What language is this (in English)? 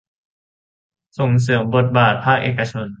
Thai